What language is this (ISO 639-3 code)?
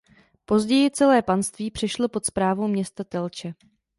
ces